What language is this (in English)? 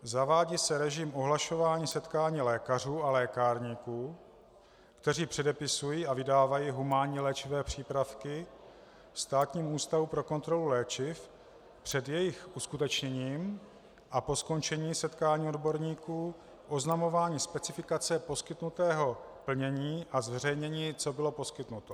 Czech